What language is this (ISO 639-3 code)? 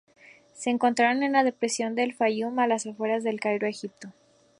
spa